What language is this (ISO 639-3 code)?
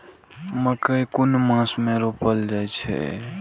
mai